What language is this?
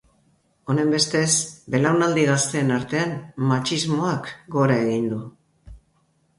Basque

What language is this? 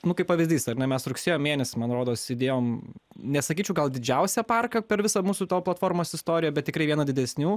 Lithuanian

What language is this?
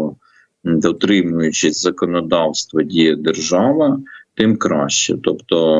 Ukrainian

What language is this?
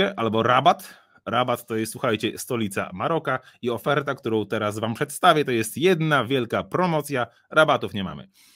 Polish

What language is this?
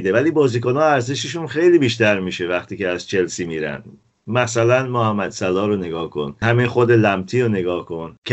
Persian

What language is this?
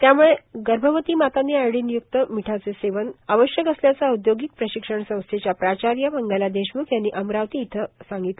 Marathi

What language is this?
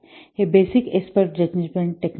Marathi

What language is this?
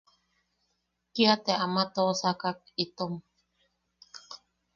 Yaqui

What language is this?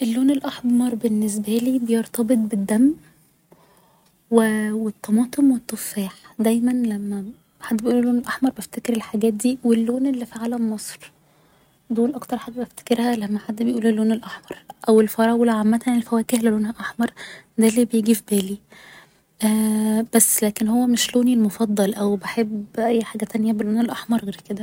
Egyptian Arabic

